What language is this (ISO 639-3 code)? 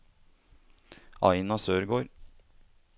nor